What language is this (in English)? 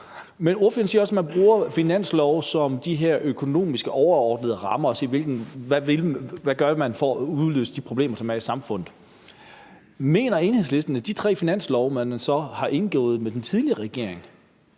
Danish